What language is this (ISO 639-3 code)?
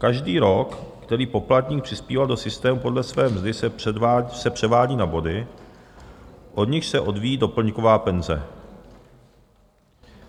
ces